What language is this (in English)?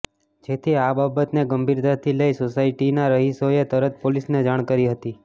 Gujarati